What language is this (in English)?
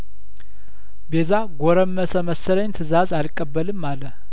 Amharic